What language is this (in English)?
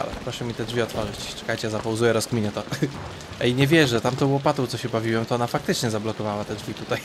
Polish